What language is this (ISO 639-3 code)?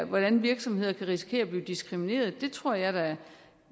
dan